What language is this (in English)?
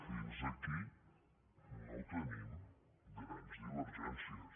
Catalan